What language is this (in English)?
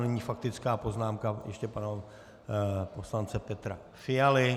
Czech